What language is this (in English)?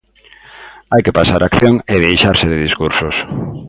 Galician